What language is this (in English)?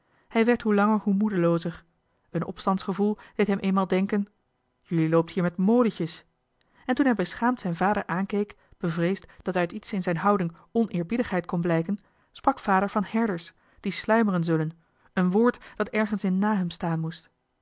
Dutch